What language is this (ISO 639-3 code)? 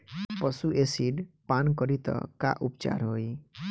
bho